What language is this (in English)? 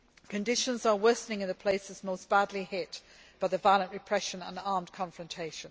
English